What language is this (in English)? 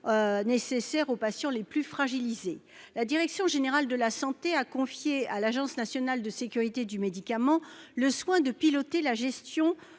French